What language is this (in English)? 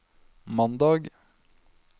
Norwegian